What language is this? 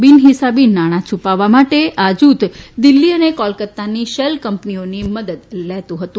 Gujarati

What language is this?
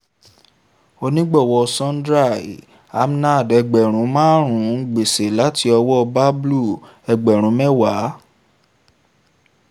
Yoruba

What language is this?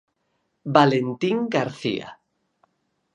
Galician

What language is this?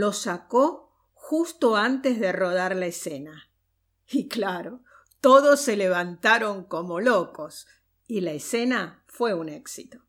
Spanish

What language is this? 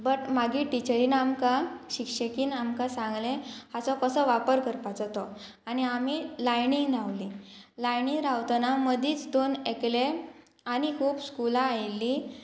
Konkani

